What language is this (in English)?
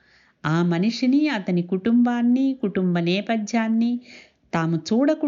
Telugu